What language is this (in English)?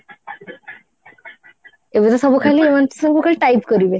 Odia